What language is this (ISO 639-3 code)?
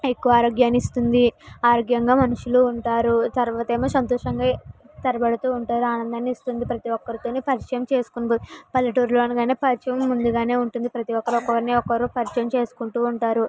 tel